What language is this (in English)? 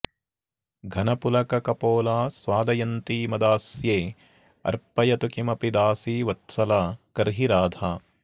Sanskrit